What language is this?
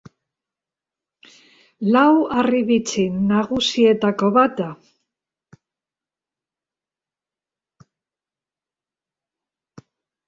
Basque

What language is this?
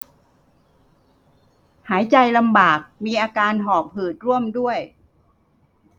Thai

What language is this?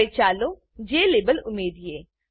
Gujarati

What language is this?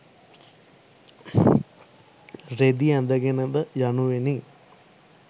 Sinhala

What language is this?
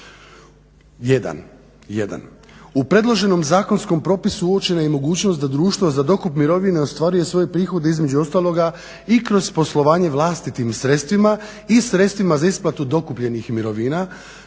Croatian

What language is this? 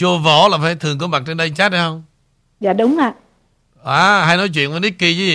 Vietnamese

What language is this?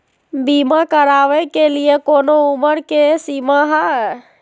Magahi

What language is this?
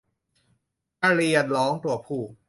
Thai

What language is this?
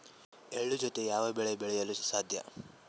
Kannada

